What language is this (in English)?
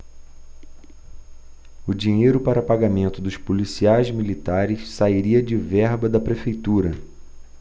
Portuguese